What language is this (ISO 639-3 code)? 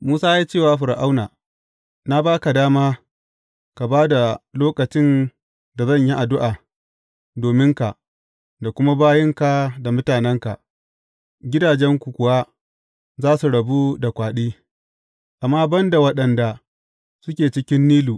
hau